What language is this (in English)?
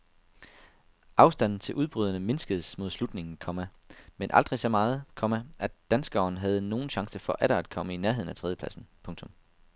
Danish